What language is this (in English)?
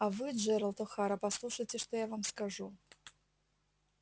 Russian